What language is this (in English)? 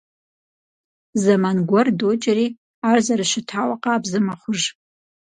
Kabardian